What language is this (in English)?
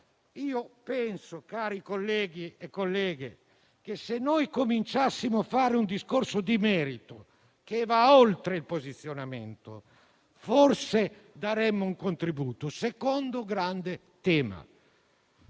Italian